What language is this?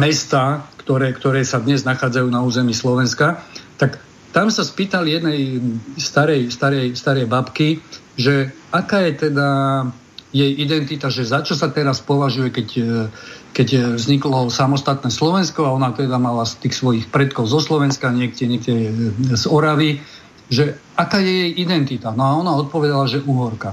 Slovak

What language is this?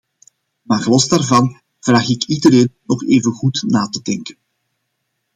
Dutch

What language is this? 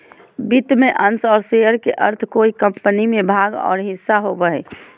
Magahi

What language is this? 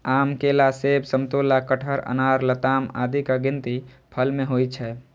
Maithili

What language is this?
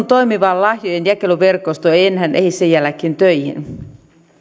Finnish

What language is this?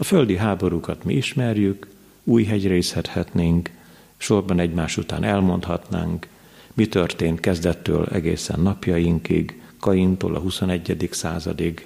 Hungarian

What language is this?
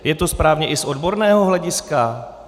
Czech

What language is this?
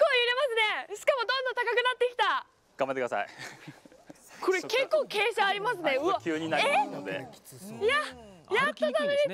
Japanese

